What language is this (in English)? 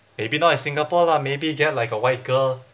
English